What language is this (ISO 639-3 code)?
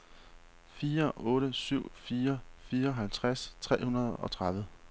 dan